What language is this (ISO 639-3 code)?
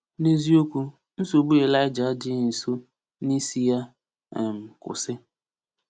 ibo